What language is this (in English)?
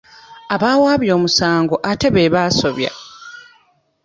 Ganda